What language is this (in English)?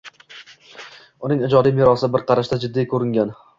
Uzbek